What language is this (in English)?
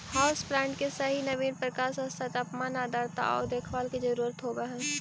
Magahi